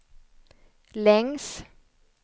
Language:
Swedish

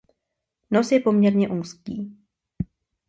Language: Czech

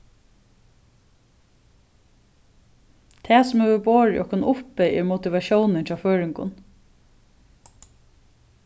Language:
Faroese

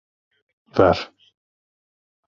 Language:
Turkish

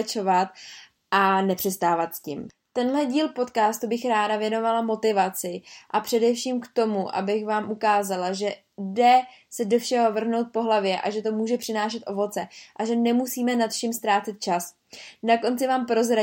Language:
Czech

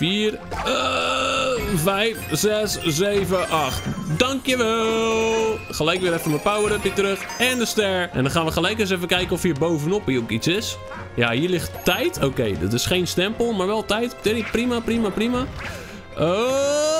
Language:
Dutch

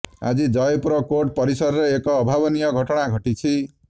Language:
Odia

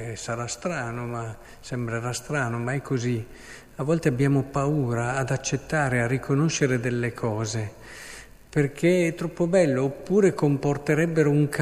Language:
Italian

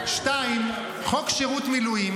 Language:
Hebrew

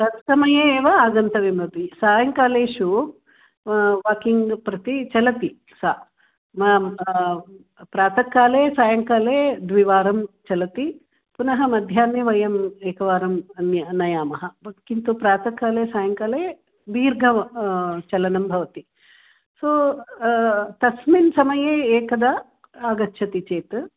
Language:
Sanskrit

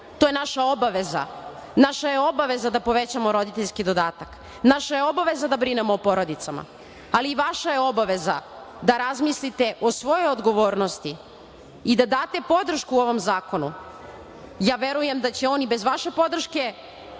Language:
Serbian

